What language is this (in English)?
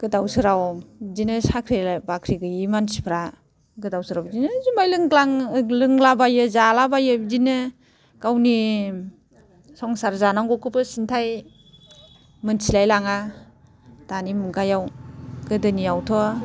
Bodo